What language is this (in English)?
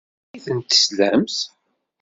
Kabyle